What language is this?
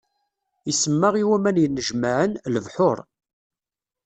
Kabyle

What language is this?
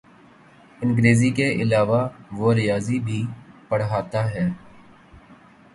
Urdu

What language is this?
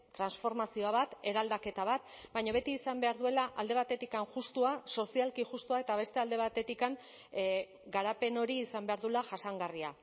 Basque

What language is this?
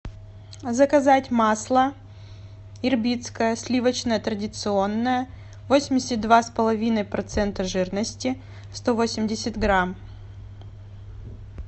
Russian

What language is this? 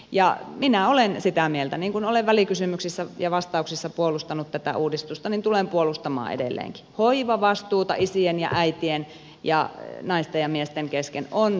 Finnish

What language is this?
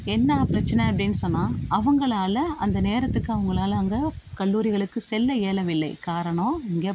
Tamil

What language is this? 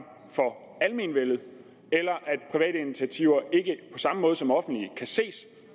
Danish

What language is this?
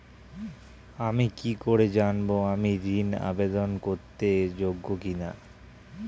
Bangla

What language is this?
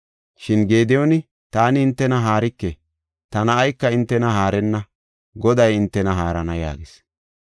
Gofa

